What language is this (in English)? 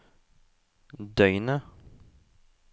Norwegian